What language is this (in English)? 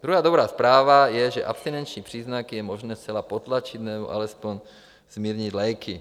Czech